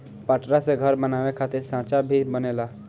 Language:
Bhojpuri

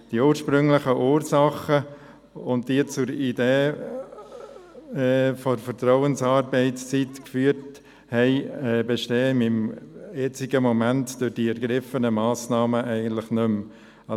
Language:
Swiss German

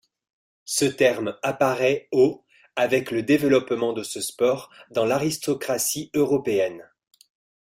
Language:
French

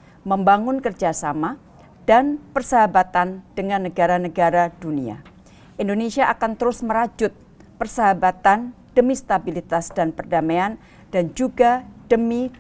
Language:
Indonesian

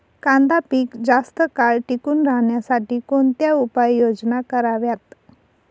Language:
Marathi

